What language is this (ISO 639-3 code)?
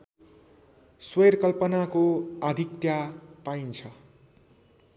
nep